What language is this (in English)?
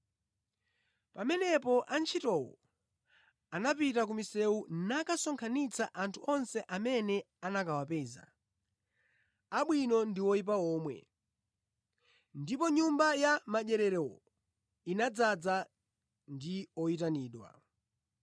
Nyanja